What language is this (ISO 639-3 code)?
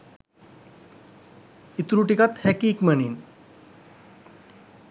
sin